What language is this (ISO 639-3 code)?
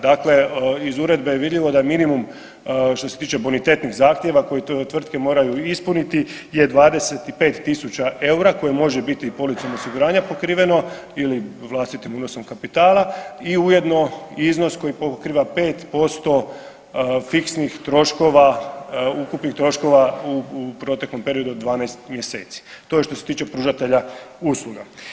hrv